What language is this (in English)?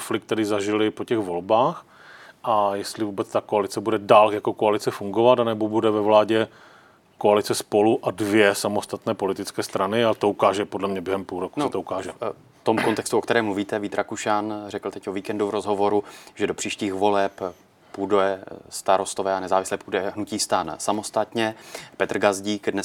Czech